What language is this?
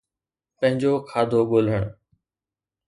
Sindhi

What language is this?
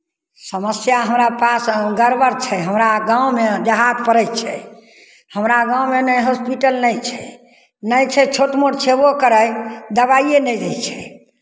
Maithili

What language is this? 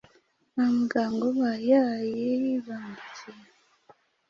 Kinyarwanda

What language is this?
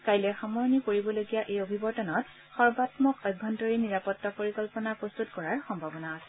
Assamese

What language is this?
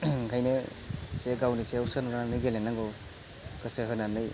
Bodo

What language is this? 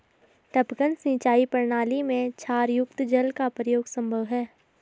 Hindi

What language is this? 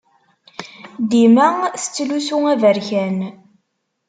Kabyle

